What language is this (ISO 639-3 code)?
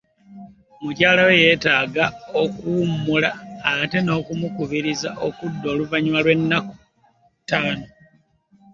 lug